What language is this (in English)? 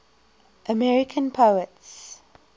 English